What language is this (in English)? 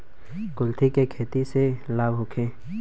Bhojpuri